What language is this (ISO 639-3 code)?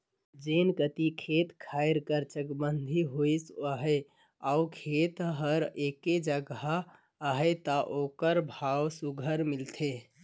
hne